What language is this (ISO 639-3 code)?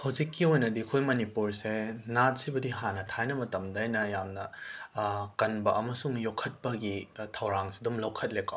mni